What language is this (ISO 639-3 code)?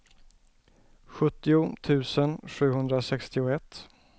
swe